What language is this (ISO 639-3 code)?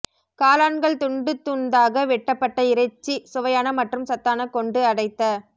tam